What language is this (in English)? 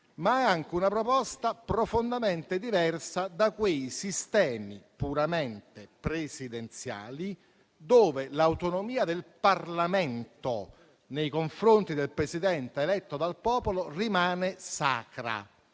Italian